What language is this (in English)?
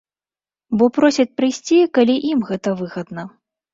Belarusian